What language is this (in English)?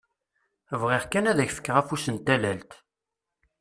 Kabyle